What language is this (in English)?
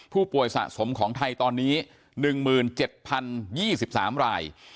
Thai